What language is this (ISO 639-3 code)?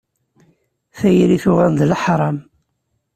kab